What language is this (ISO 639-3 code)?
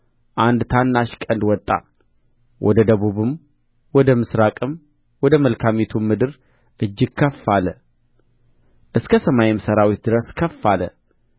amh